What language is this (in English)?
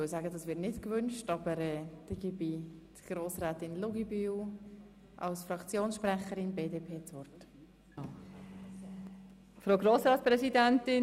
Swiss German